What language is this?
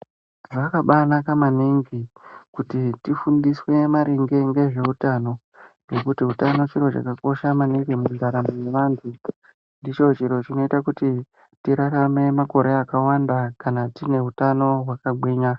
Ndau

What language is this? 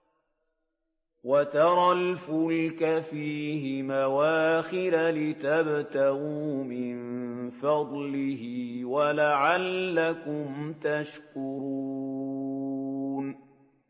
Arabic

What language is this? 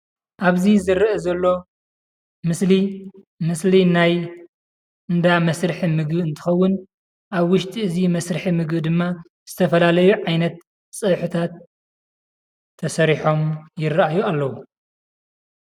Tigrinya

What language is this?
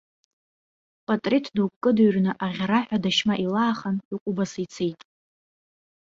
Abkhazian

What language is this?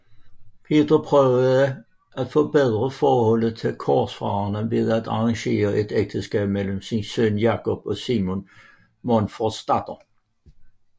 Danish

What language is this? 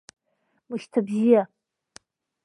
Abkhazian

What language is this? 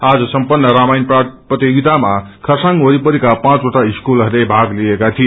Nepali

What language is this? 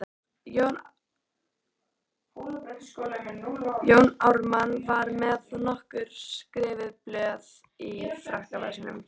Icelandic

